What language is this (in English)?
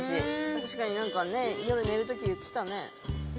Japanese